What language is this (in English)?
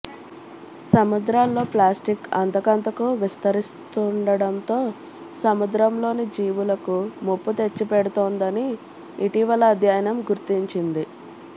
Telugu